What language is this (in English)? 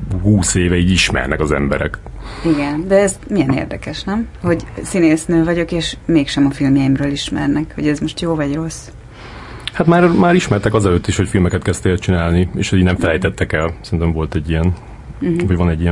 Hungarian